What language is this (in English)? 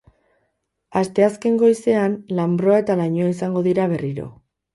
Basque